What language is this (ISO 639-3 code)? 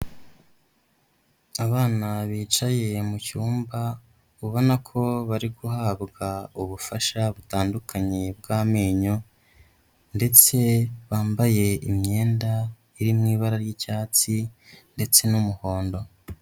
kin